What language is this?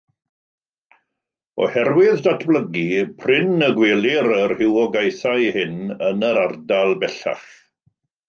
Welsh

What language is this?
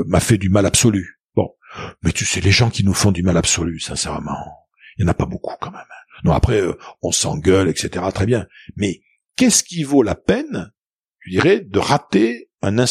French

